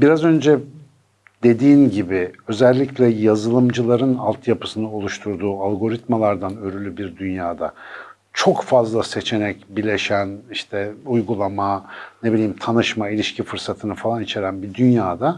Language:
Turkish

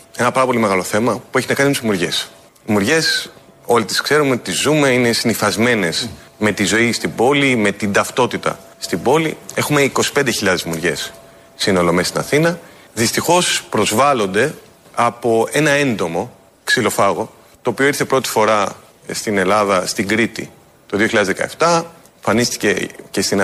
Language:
Greek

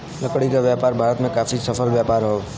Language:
Bhojpuri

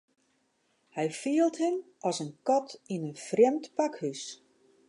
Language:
Western Frisian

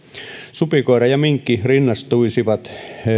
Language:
Finnish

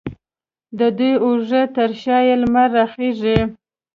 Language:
Pashto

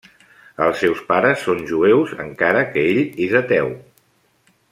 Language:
Catalan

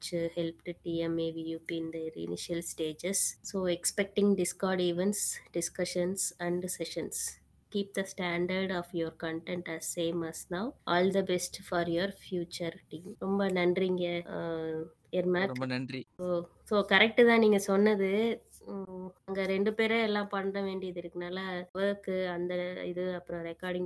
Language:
Tamil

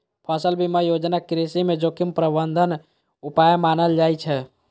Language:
Maithili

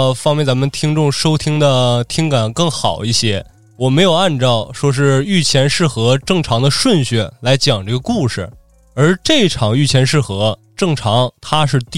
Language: Chinese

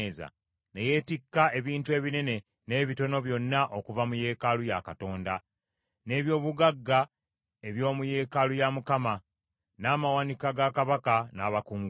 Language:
Ganda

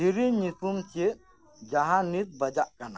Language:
Santali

